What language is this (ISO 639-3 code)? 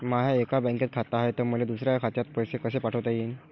mar